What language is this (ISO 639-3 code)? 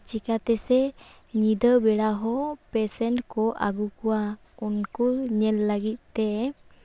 sat